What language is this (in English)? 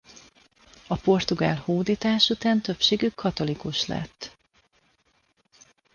Hungarian